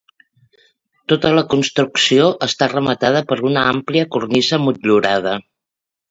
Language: Catalan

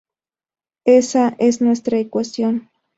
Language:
Spanish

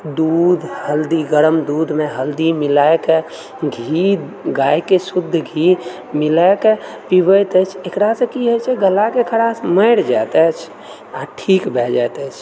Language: Maithili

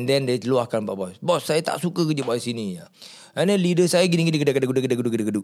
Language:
Malay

